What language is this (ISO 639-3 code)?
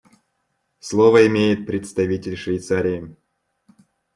rus